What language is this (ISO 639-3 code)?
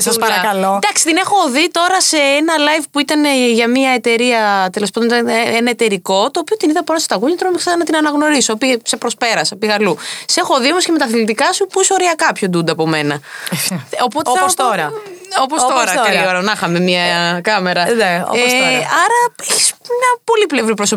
ell